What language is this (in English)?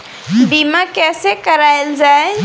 Bhojpuri